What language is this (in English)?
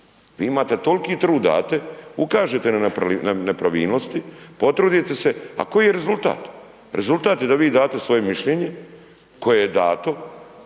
Croatian